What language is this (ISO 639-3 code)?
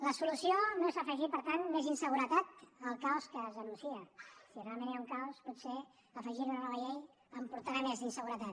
cat